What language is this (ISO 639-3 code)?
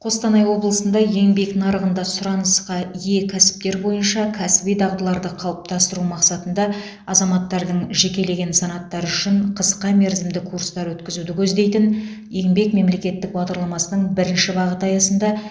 kaz